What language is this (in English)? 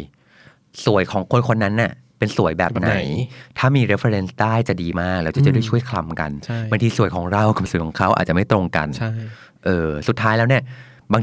Thai